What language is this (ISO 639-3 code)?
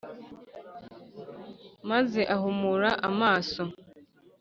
kin